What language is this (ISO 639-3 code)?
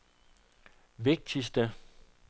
dan